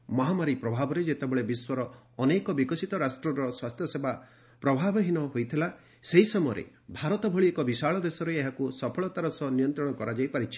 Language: Odia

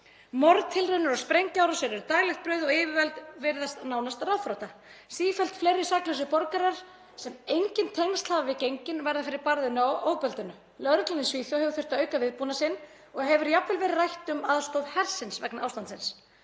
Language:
Icelandic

